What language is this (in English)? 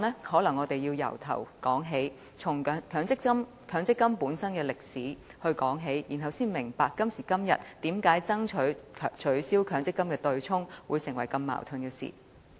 Cantonese